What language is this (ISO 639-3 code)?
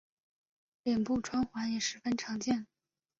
zho